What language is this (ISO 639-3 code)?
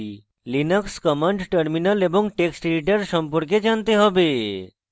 ben